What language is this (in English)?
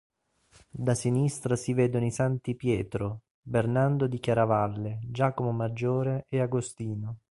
Italian